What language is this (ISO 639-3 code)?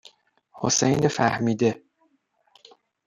fas